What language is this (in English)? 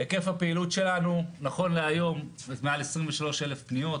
Hebrew